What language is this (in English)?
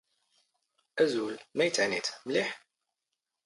Standard Moroccan Tamazight